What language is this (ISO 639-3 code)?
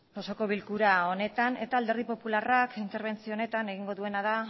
eus